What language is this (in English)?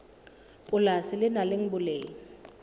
Southern Sotho